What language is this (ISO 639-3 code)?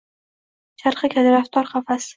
uzb